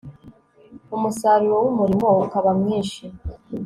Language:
Kinyarwanda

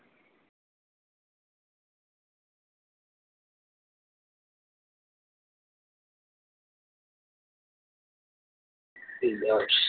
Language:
Gujarati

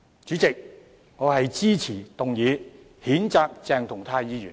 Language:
Cantonese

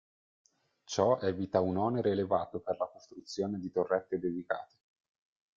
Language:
Italian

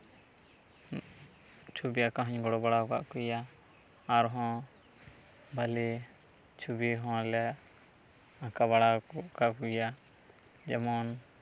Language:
Santali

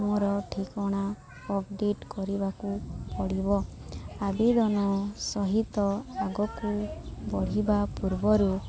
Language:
Odia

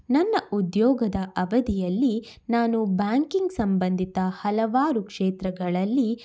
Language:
Kannada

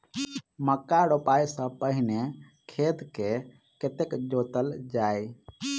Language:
Maithili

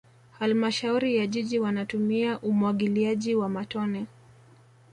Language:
Swahili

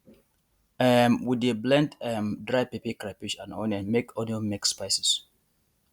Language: Nigerian Pidgin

